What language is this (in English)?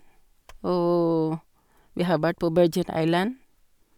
Norwegian